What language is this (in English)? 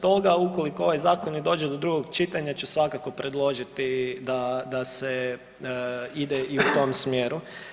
Croatian